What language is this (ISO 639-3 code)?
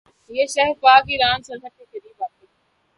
urd